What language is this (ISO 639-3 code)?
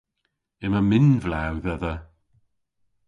cor